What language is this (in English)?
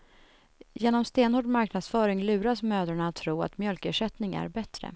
Swedish